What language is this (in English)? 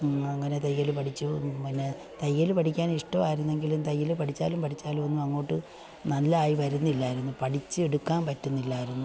Malayalam